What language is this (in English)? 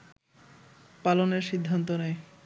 Bangla